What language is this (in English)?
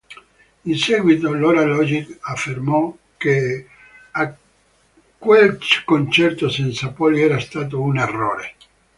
Italian